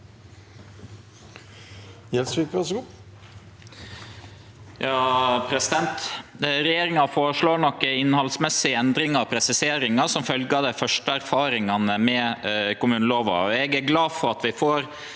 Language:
Norwegian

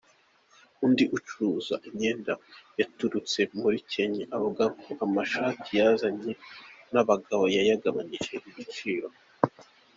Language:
Kinyarwanda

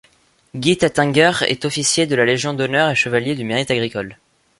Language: French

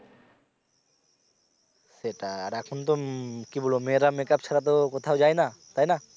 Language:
Bangla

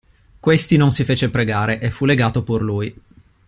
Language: Italian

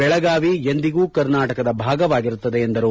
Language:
Kannada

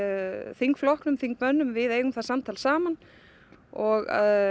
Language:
Icelandic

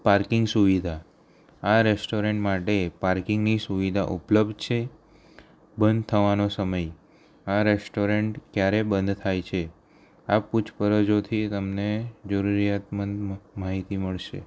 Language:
Gujarati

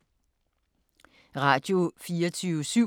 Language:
Danish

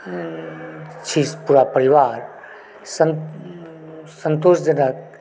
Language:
Maithili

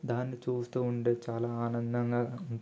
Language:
Telugu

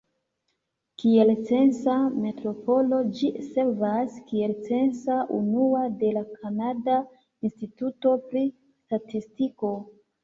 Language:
Esperanto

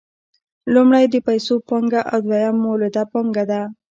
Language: Pashto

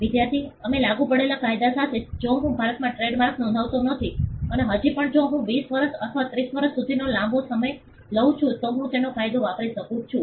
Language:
Gujarati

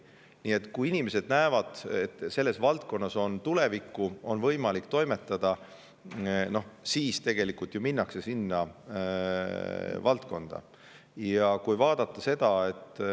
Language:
Estonian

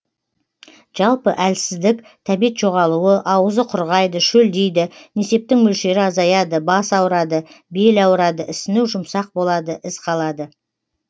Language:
Kazakh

